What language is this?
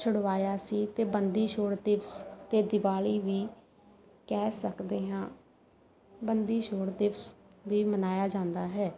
Punjabi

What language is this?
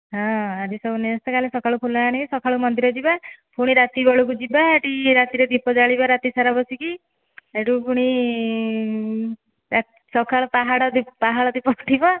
Odia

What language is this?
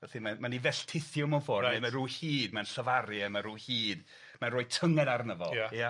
Welsh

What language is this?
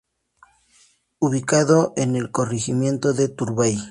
Spanish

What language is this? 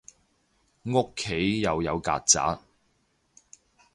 Cantonese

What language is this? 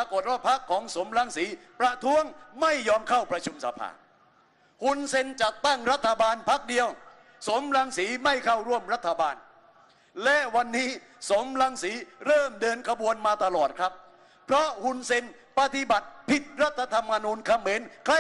Thai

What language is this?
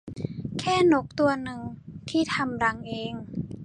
Thai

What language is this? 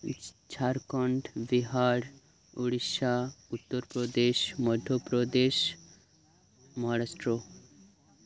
Santali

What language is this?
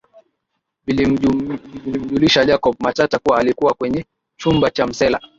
Swahili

